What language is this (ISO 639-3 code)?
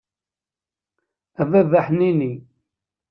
kab